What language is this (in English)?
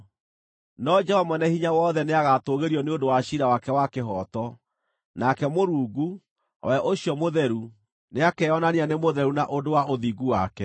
Kikuyu